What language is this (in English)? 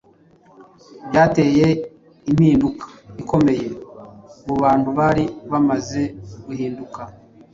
Kinyarwanda